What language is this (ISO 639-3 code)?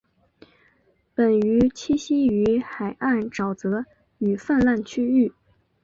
zho